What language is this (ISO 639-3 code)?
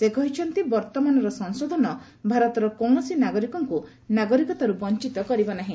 ori